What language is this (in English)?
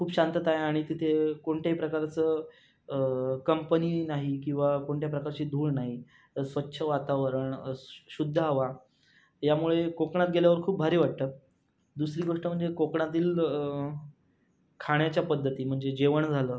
Marathi